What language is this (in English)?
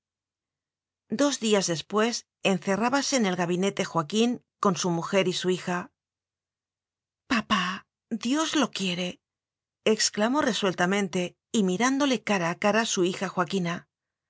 Spanish